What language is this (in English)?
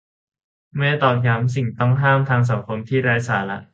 Thai